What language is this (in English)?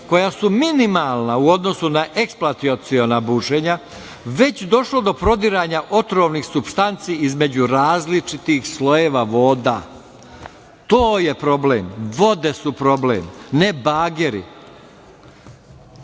Serbian